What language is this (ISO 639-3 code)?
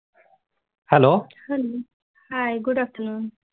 mar